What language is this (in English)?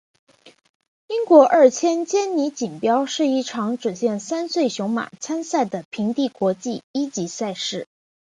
Chinese